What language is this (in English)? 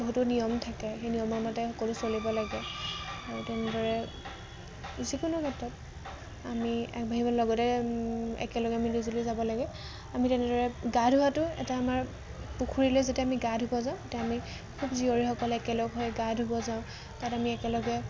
Assamese